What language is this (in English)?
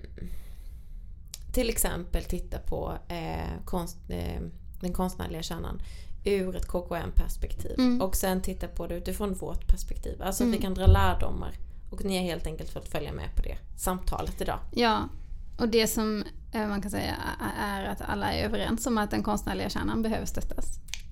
Swedish